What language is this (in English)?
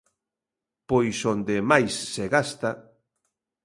Galician